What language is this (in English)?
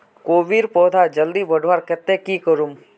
Magahi